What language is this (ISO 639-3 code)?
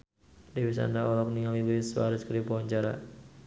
sun